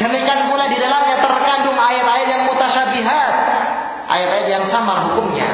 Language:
Malay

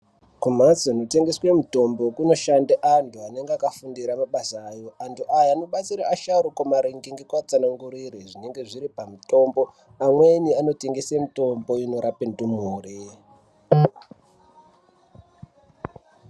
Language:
Ndau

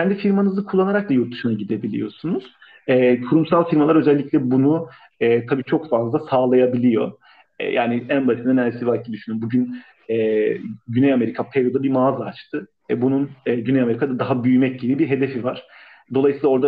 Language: Turkish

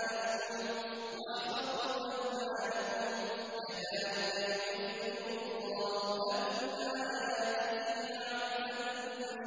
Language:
Arabic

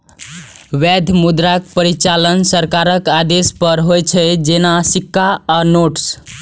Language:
Maithili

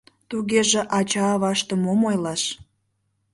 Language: Mari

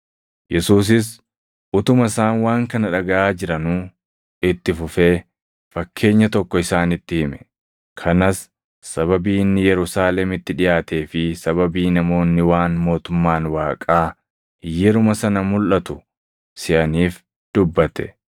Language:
Oromo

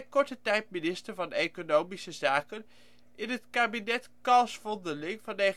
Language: Dutch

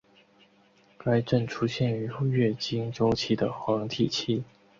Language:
Chinese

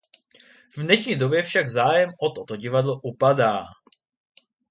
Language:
Czech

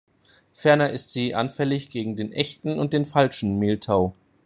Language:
German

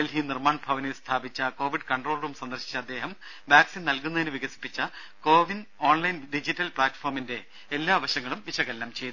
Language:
Malayalam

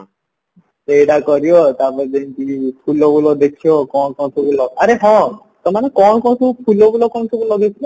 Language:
Odia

